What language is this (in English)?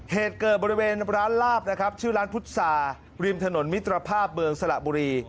Thai